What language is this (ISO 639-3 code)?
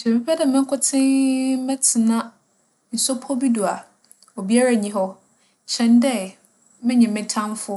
aka